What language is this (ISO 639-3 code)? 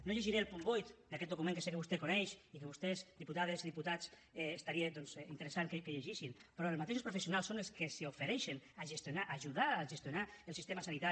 cat